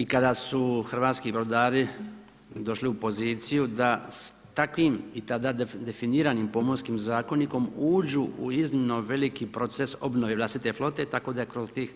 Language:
Croatian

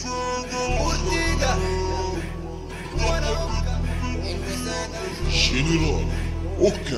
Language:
Arabic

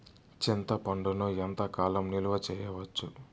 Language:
Telugu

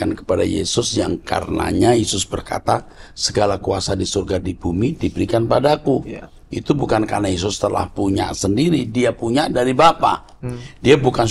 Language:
Indonesian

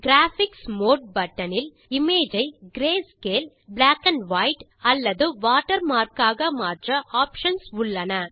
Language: Tamil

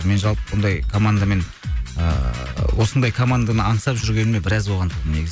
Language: Kazakh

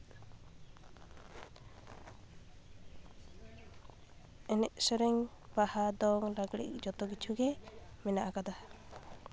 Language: Santali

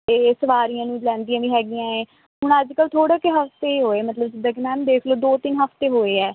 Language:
Punjabi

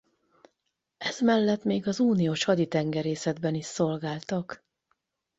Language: Hungarian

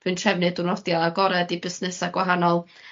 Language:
Welsh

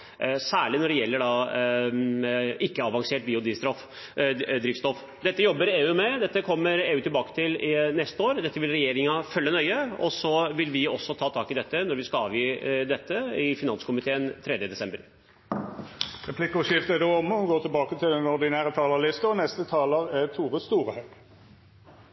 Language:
Norwegian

